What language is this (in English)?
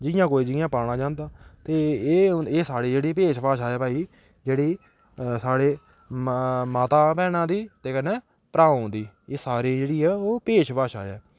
Dogri